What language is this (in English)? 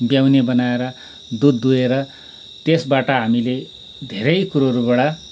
Nepali